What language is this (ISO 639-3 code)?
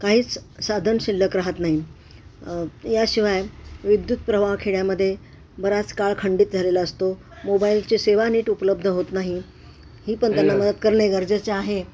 mar